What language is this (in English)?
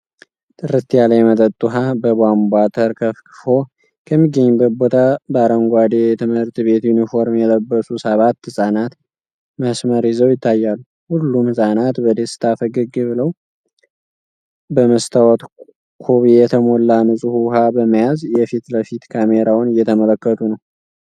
Amharic